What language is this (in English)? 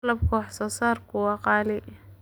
Somali